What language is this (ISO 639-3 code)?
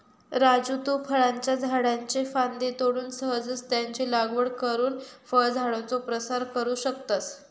mar